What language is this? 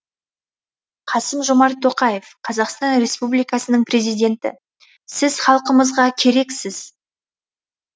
Kazakh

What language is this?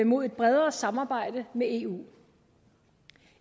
Danish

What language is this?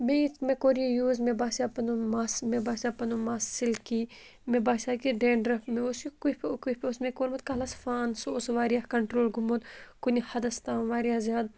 Kashmiri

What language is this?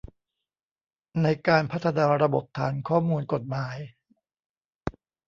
Thai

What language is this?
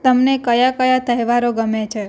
Gujarati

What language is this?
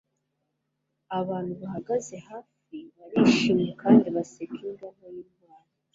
Kinyarwanda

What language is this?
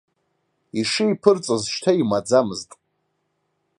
Abkhazian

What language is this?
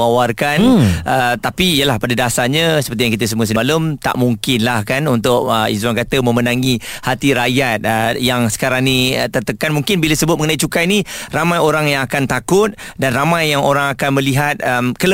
Malay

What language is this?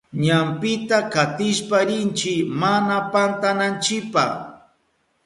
Southern Pastaza Quechua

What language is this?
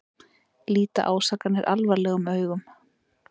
Icelandic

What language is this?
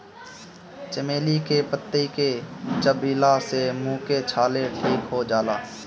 Bhojpuri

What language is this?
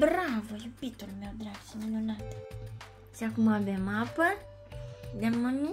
Romanian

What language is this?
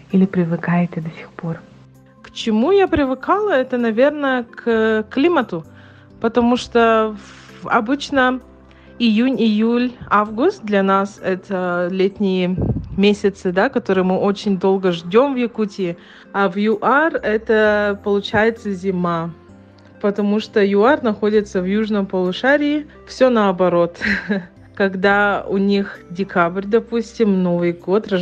Russian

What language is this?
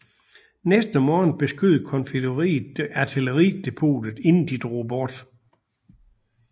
Danish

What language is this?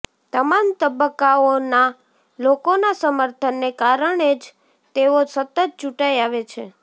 Gujarati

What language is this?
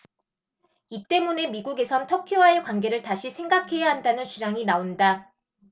Korean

